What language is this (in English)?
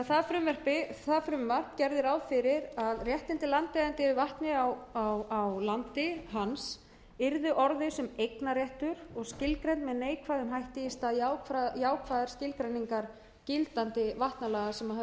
Icelandic